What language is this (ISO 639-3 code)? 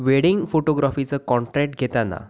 mar